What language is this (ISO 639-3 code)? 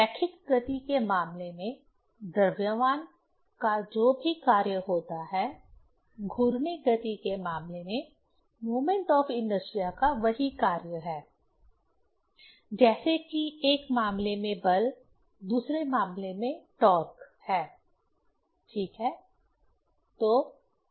hin